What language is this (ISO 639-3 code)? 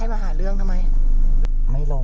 tha